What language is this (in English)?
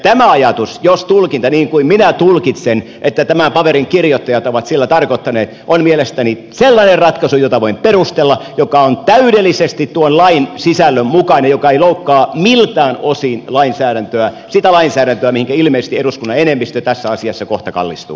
Finnish